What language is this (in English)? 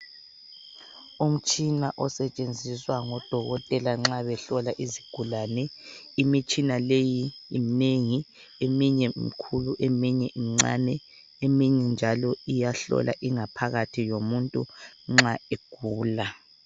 North Ndebele